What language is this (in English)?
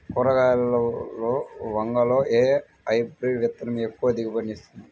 Telugu